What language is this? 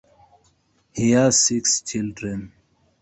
English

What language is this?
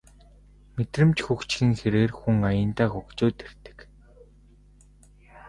Mongolian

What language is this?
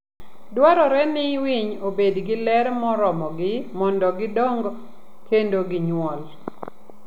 Luo (Kenya and Tanzania)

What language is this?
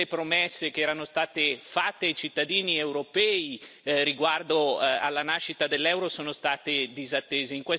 Italian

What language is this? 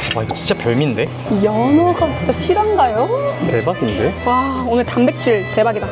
Korean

